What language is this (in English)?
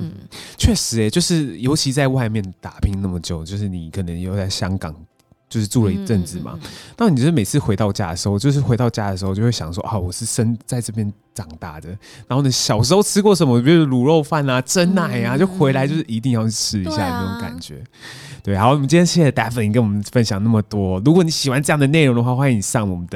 Chinese